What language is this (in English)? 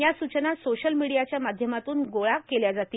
Marathi